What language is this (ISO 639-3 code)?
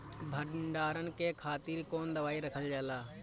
bho